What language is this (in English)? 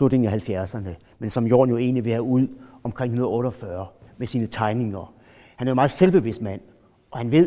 Danish